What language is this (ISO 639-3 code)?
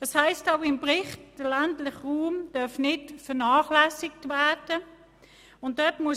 gsw